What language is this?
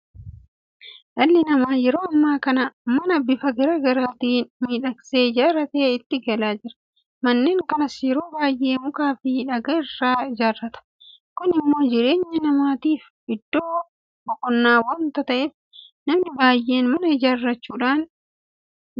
Oromo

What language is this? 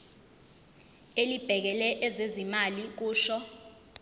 Zulu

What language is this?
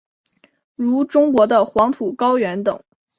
Chinese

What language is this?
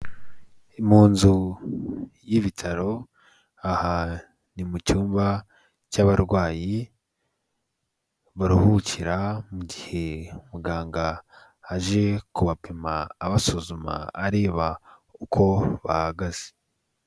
Kinyarwanda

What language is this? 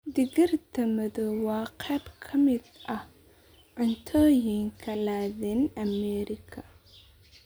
Somali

